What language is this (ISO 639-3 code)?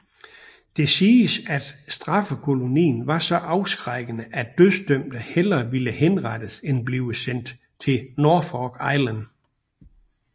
dan